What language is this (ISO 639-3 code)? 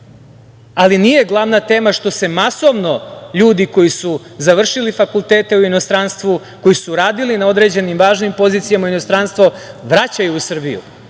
srp